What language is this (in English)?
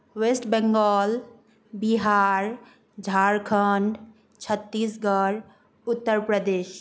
Nepali